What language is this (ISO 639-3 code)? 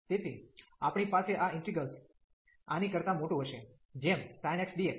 guj